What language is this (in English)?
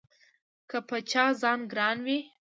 Pashto